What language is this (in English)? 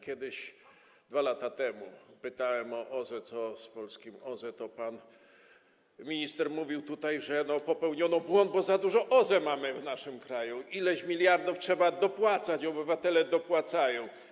Polish